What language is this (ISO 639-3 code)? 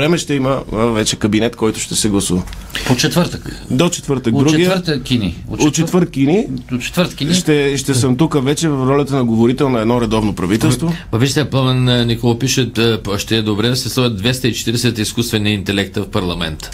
bul